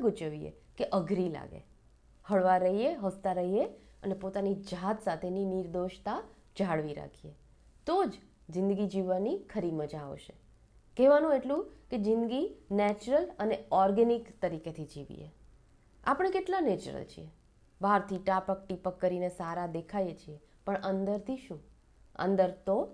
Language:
Gujarati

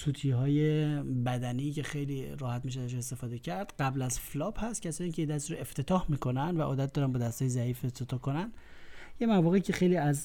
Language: Persian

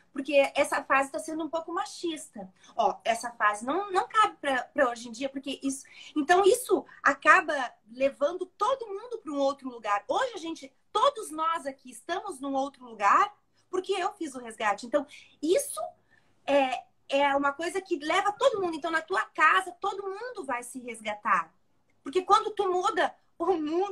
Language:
Portuguese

